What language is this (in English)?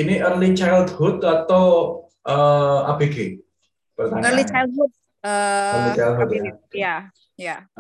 Indonesian